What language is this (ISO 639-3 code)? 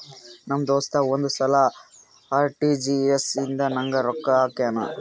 kan